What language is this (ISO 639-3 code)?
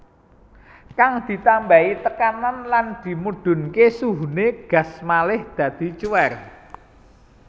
jav